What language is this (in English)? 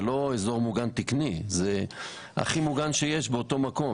Hebrew